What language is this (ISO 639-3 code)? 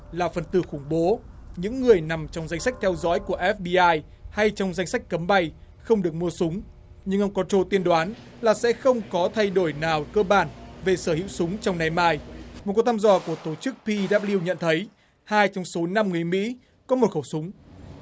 vie